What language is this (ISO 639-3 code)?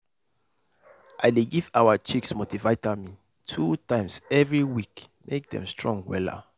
pcm